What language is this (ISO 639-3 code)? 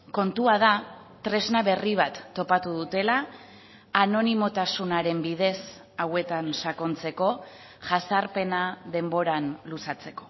eus